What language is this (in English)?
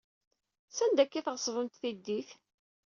Kabyle